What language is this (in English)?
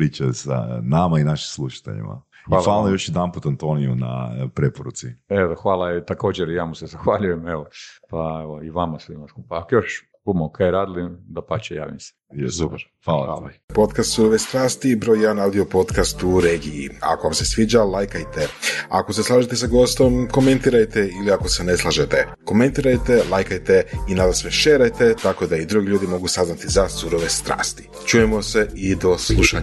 Croatian